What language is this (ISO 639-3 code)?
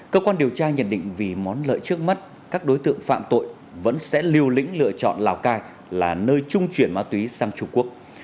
vie